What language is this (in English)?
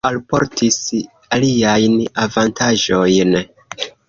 Esperanto